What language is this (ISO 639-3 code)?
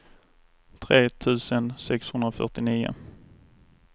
swe